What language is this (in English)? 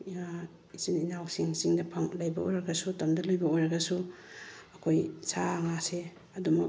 Manipuri